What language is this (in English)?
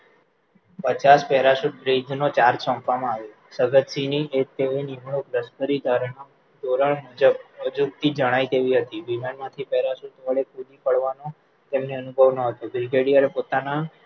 Gujarati